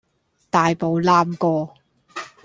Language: Cantonese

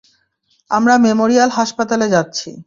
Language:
Bangla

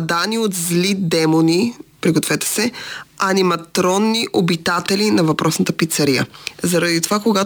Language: Bulgarian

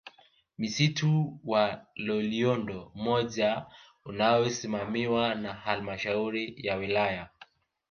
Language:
Swahili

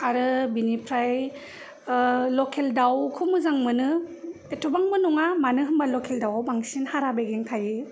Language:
Bodo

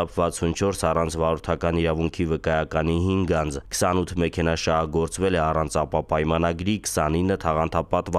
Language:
Romanian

